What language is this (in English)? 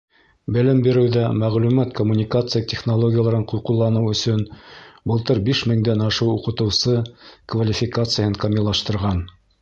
Bashkir